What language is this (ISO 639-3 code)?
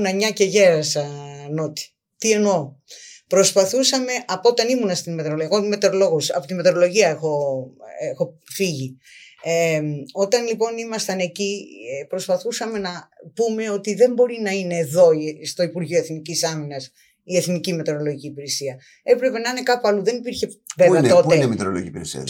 ell